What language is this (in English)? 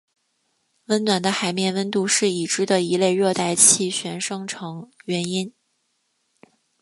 Chinese